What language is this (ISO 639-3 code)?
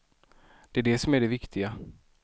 swe